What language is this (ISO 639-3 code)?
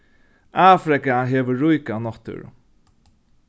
fao